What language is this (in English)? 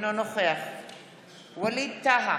Hebrew